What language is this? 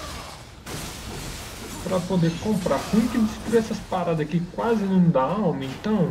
Portuguese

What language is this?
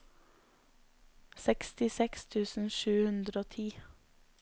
Norwegian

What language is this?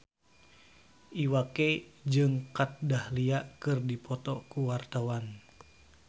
Sundanese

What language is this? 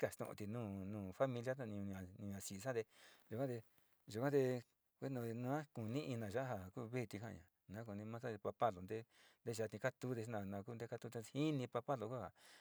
Sinicahua Mixtec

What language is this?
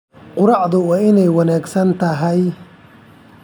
Somali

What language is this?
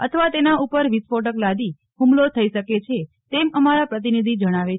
Gujarati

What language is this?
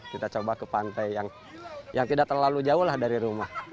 Indonesian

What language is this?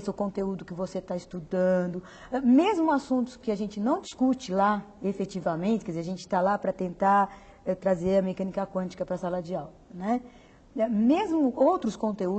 Portuguese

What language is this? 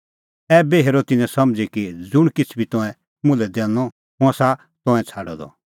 Kullu Pahari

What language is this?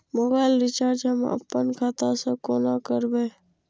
Maithili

